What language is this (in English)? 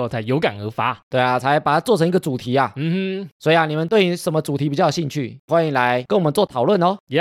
Chinese